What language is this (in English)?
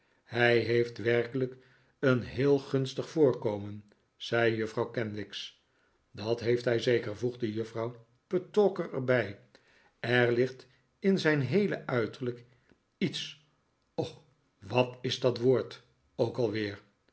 Dutch